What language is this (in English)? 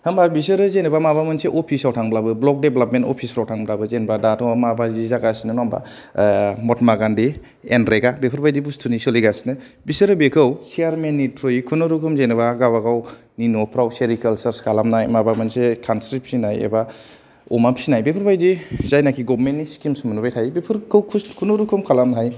Bodo